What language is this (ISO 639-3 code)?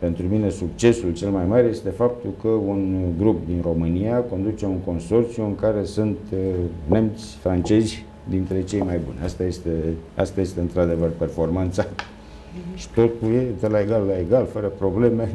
ron